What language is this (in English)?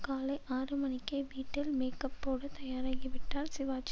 Tamil